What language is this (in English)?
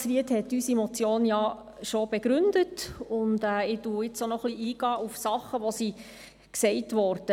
Swiss German